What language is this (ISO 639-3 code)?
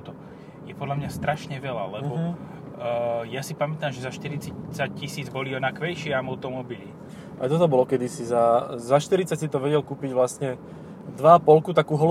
slk